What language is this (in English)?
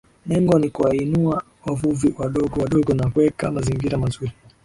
Swahili